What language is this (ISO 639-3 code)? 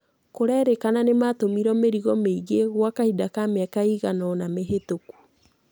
kik